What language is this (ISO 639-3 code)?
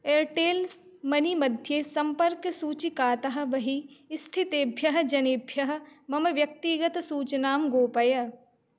san